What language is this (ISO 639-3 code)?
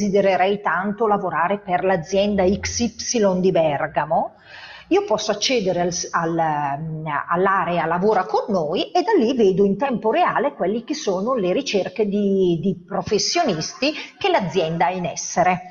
ita